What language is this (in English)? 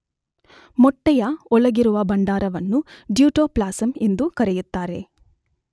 Kannada